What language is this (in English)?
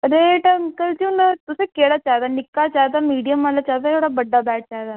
Dogri